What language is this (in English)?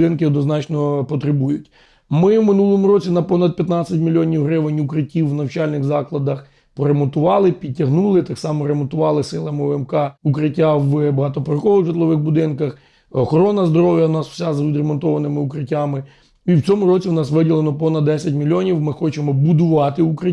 Ukrainian